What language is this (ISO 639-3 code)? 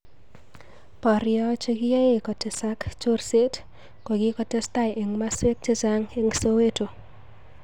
kln